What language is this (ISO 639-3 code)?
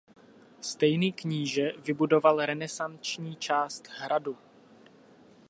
ces